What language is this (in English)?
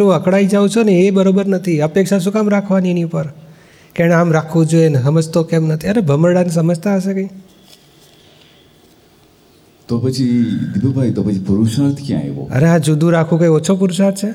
Gujarati